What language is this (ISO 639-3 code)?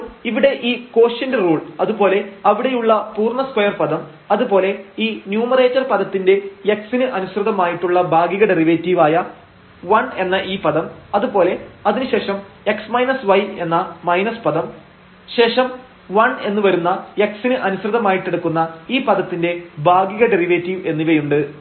mal